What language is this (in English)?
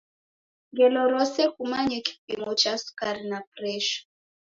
Taita